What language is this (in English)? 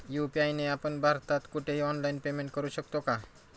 Marathi